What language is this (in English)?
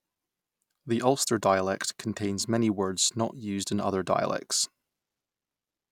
English